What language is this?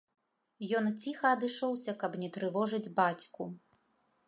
Belarusian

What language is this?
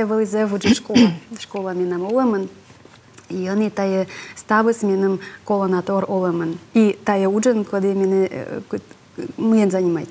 Russian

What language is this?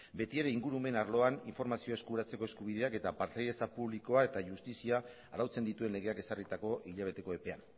Basque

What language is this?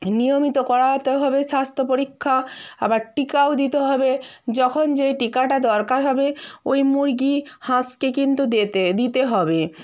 Bangla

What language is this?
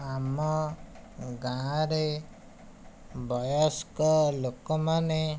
Odia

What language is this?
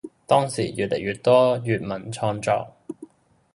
Cantonese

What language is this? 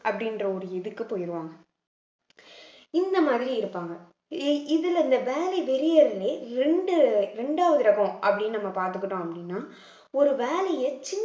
Tamil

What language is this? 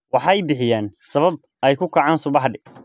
Somali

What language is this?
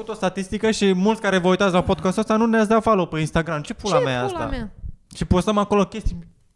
Romanian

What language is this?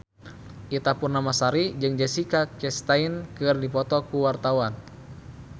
Sundanese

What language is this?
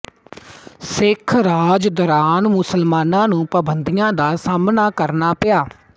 Punjabi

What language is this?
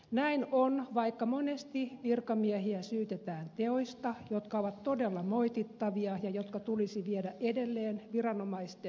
Finnish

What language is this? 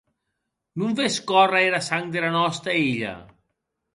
Occitan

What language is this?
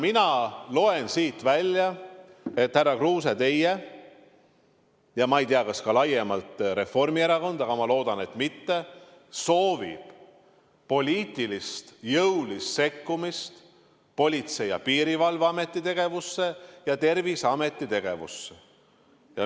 Estonian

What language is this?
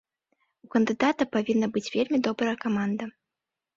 Belarusian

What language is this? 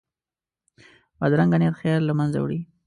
Pashto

